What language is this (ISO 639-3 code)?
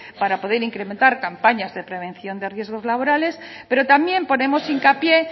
spa